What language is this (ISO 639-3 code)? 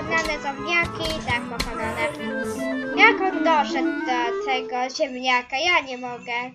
pol